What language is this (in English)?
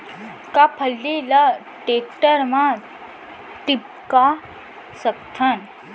Chhattisgarhi